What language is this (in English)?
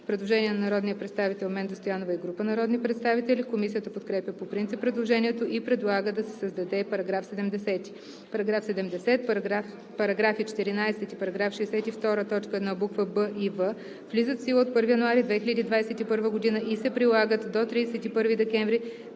Bulgarian